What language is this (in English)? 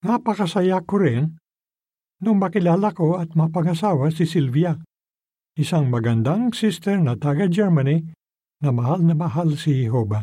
Filipino